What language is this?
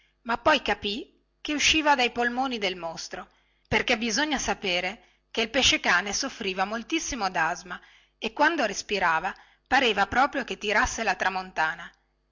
Italian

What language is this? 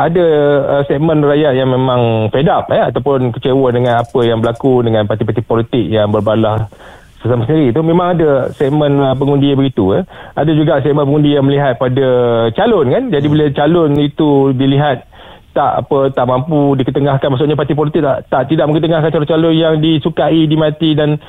Malay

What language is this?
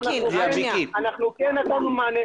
Hebrew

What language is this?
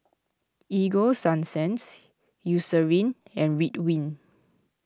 English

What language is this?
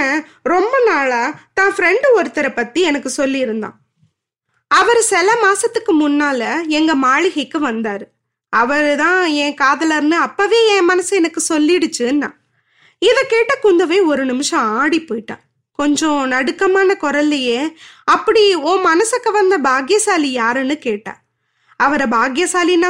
Tamil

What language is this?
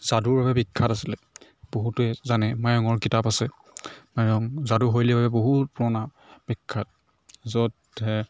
Assamese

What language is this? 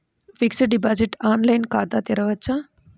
Telugu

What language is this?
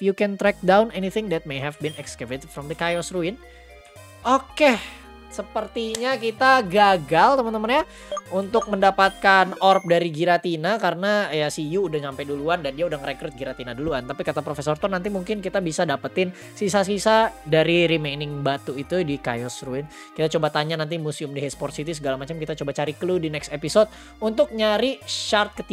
Indonesian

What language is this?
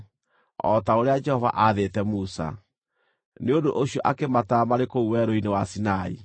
Kikuyu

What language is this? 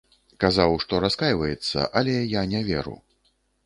Belarusian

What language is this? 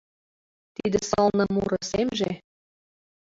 Mari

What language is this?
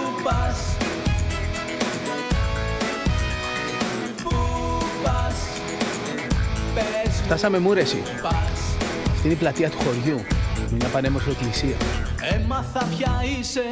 Greek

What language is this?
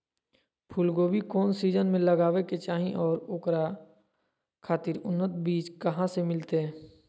Magahi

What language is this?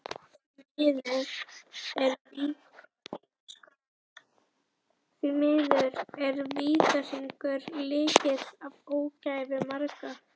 Icelandic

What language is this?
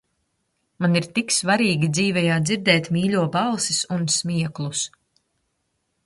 Latvian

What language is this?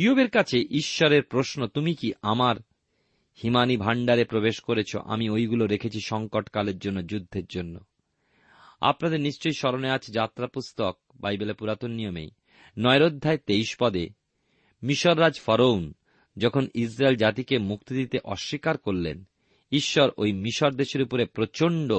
Bangla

